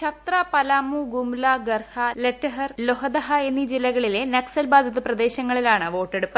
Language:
Malayalam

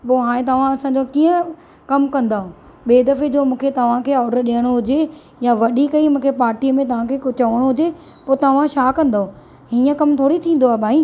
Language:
Sindhi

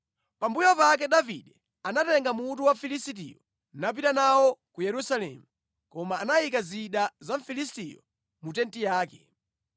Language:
Nyanja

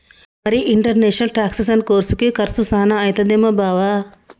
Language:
Telugu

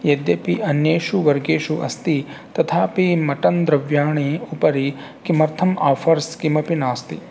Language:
Sanskrit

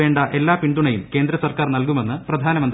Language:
Malayalam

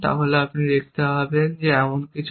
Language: Bangla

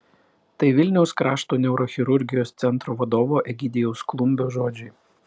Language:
Lithuanian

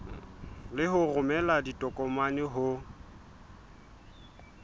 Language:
Southern Sotho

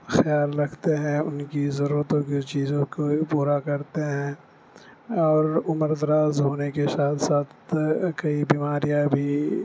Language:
Urdu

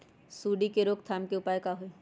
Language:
Magahi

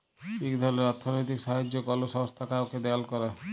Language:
Bangla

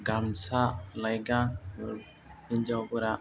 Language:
Bodo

